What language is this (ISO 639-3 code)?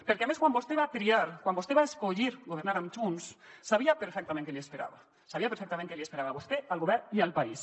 cat